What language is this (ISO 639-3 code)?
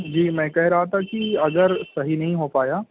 urd